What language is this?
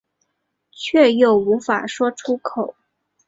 Chinese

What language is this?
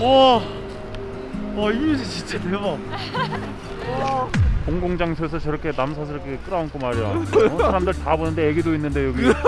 Korean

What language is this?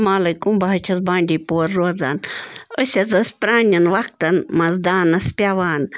Kashmiri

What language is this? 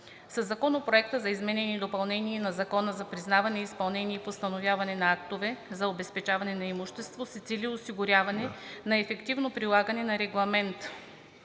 Bulgarian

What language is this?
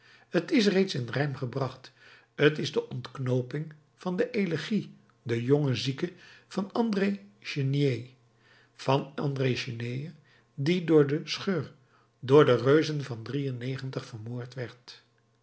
Dutch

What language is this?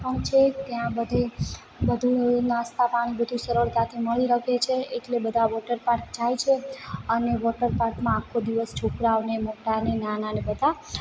Gujarati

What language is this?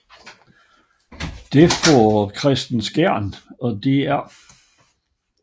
Danish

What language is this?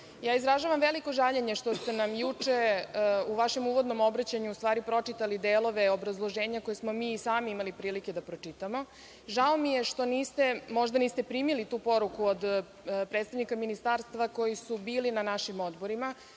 Serbian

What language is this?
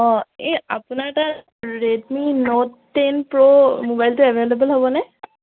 Assamese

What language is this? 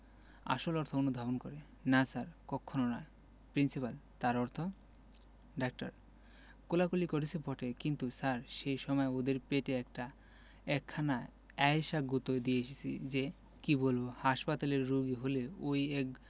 Bangla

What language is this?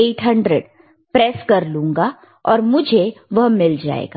Hindi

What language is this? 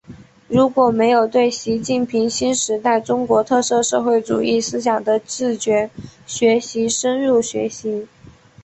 Chinese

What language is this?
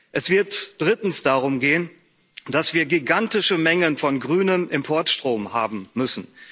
German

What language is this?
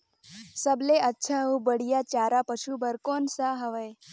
Chhattisgarhi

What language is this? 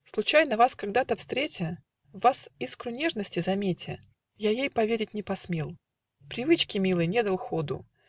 Russian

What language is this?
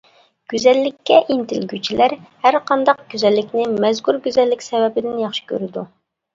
Uyghur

